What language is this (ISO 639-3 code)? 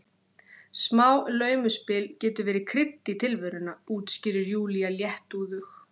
isl